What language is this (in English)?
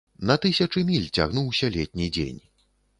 Belarusian